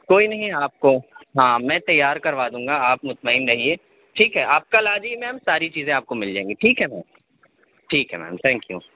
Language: Urdu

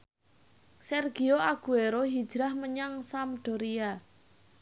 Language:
Javanese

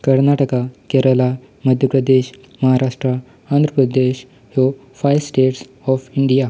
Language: Konkani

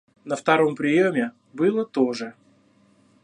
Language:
Russian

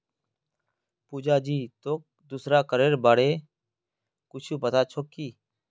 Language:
Magahi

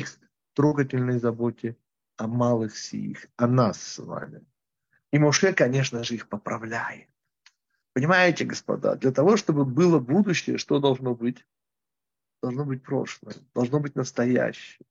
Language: Russian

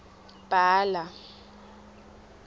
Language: Swati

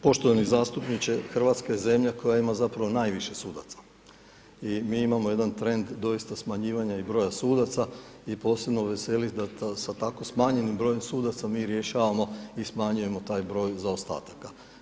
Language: Croatian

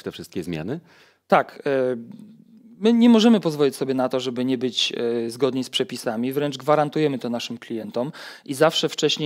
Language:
Polish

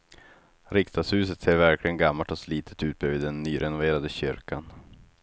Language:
Swedish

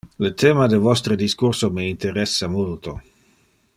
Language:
Interlingua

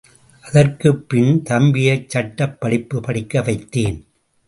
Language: Tamil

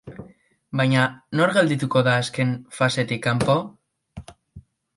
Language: Basque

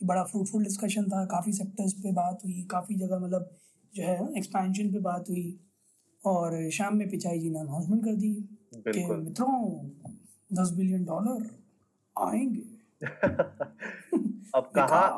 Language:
Hindi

